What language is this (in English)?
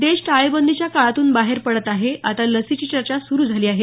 Marathi